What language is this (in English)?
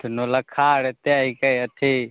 Maithili